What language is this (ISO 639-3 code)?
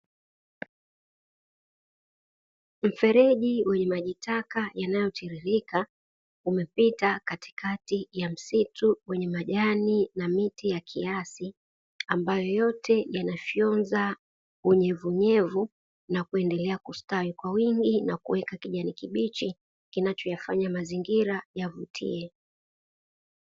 swa